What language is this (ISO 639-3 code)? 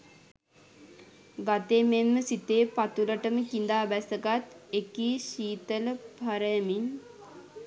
sin